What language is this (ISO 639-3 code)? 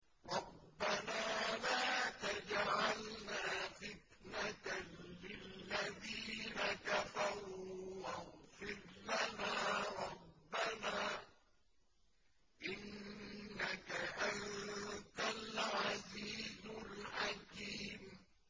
ara